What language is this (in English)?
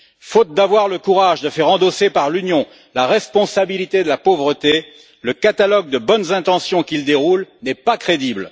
French